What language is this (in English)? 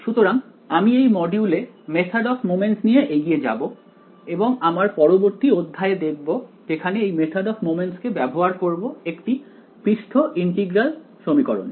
Bangla